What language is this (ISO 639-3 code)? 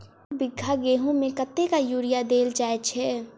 mai